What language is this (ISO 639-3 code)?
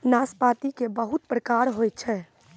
mai